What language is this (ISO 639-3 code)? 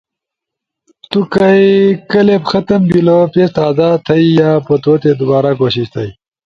ush